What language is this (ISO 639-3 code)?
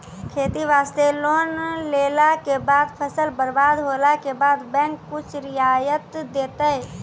mai